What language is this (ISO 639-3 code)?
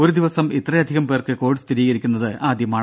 mal